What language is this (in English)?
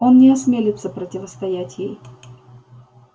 Russian